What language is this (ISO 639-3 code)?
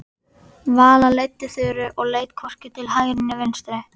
isl